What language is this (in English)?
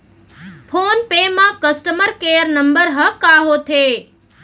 Chhattisgarhi